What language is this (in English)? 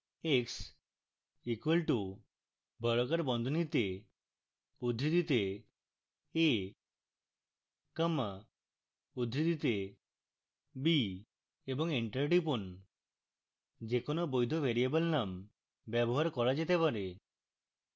Bangla